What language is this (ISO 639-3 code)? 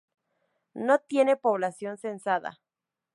spa